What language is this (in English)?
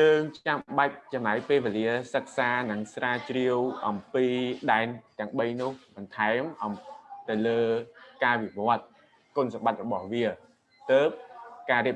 Vietnamese